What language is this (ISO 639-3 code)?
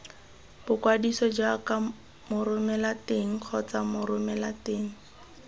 tsn